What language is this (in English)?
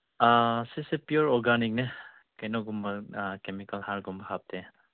Manipuri